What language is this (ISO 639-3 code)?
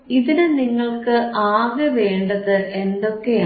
mal